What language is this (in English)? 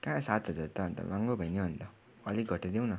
Nepali